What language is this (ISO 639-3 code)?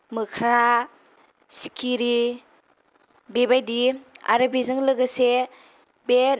brx